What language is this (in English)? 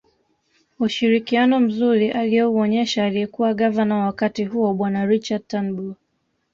Swahili